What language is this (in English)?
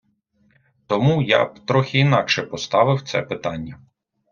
Ukrainian